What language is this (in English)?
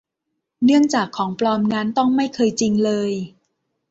Thai